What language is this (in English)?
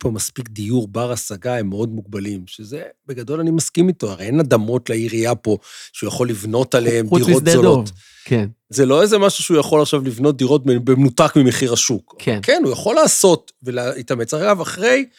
Hebrew